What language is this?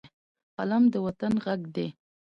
Pashto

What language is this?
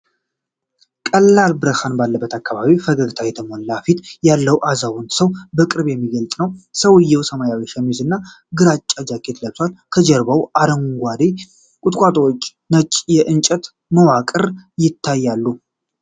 Amharic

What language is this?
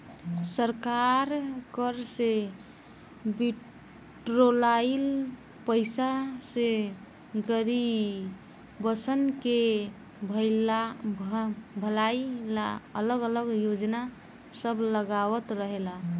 Bhojpuri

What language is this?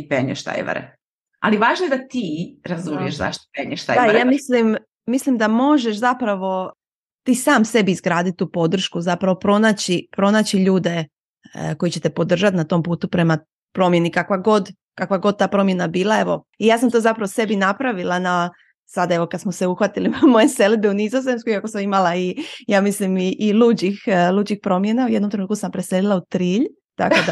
Croatian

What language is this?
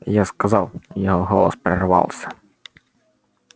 Russian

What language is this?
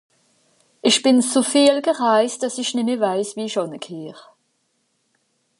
Swiss German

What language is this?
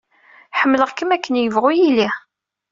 Kabyle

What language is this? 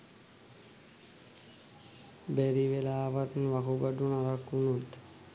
Sinhala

